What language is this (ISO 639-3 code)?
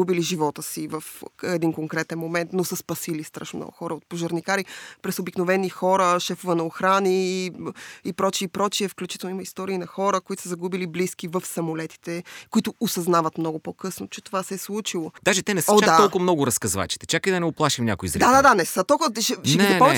bul